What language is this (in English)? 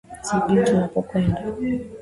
Swahili